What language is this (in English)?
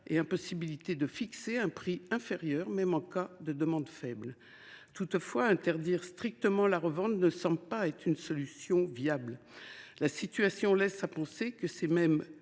French